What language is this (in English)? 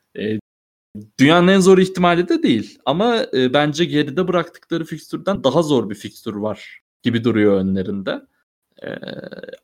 Turkish